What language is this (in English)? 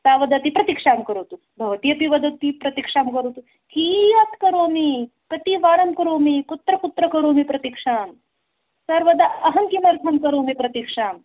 Sanskrit